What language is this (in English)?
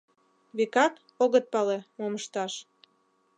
Mari